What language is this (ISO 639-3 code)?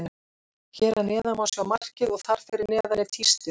isl